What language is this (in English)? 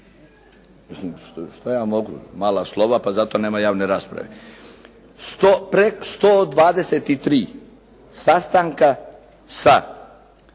Croatian